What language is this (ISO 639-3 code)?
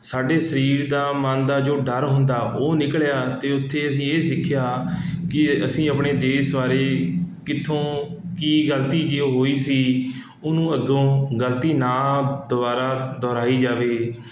pan